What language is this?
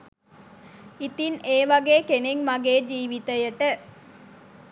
Sinhala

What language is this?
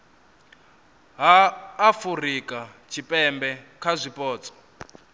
Venda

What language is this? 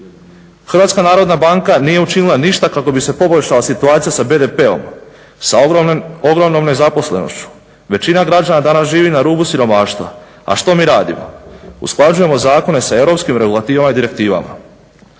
Croatian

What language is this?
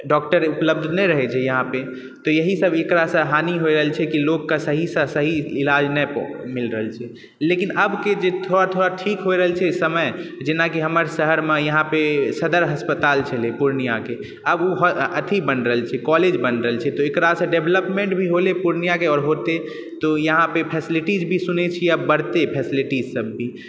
Maithili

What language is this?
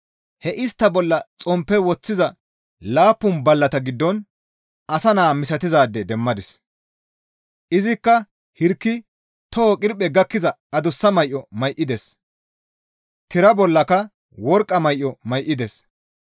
Gamo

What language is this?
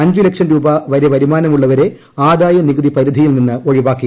Malayalam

